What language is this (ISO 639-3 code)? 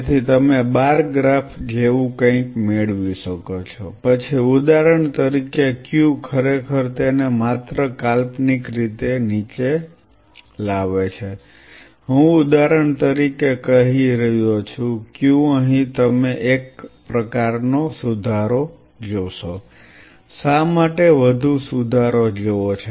guj